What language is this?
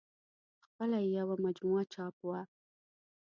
Pashto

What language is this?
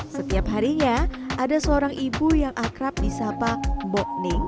Indonesian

